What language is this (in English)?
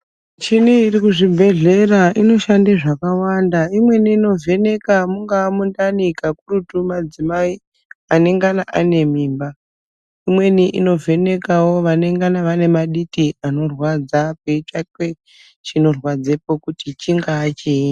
Ndau